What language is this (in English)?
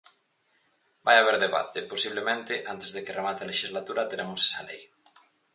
Galician